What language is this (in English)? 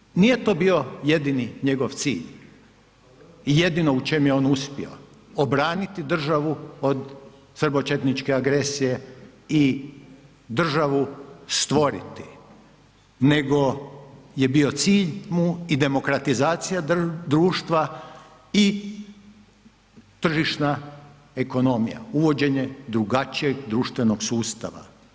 Croatian